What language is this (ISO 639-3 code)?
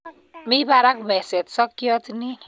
kln